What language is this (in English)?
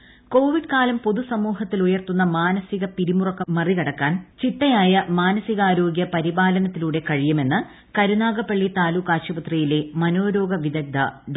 Malayalam